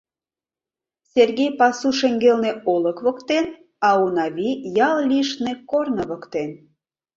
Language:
Mari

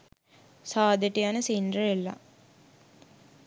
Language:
Sinhala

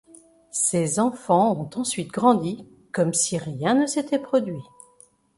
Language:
French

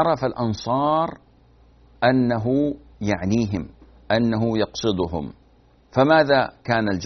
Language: Arabic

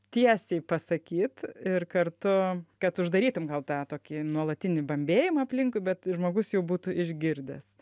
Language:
Lithuanian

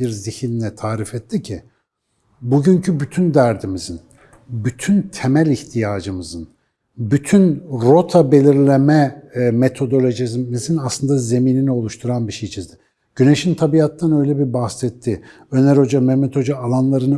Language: Turkish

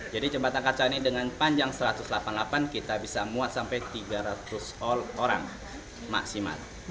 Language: Indonesian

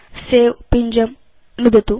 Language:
Sanskrit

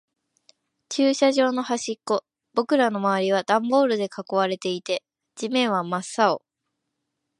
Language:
Japanese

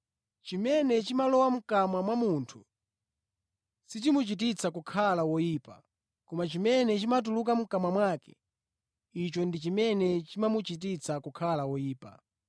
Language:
Nyanja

